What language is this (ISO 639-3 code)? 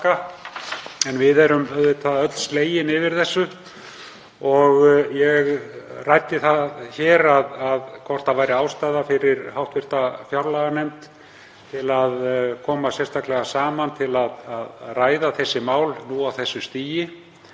isl